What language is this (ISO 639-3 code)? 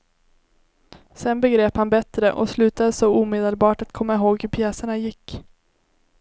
swe